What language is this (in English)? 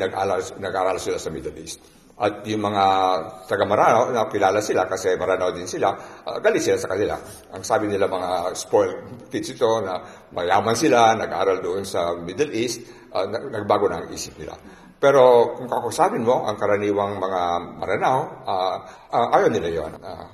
Filipino